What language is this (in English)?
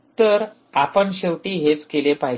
Marathi